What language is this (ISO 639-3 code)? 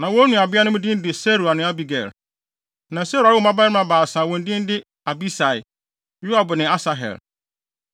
aka